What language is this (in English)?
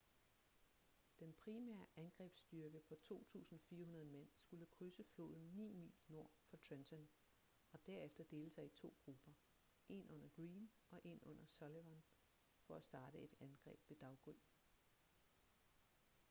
Danish